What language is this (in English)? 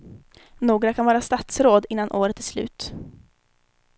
Swedish